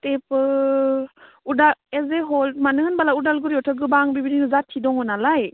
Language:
Bodo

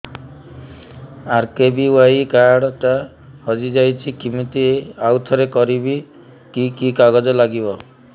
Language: Odia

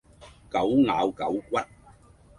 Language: Cantonese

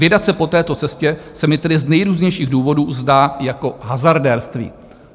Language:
Czech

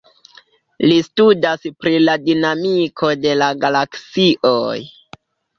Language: Esperanto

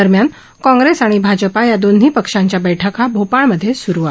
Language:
Marathi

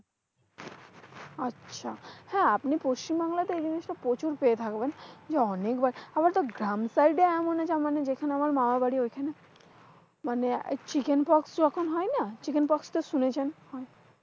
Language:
Bangla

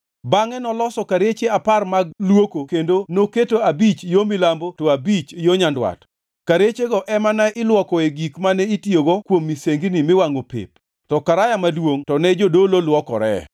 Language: Luo (Kenya and Tanzania)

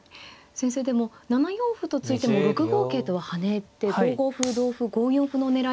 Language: Japanese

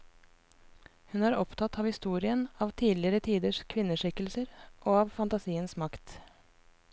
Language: Norwegian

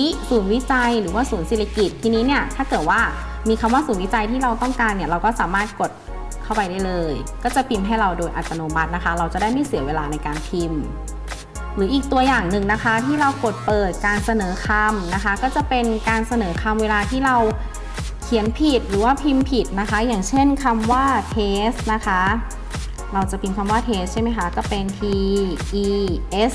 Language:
Thai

